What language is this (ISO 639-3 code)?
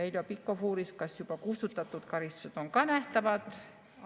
est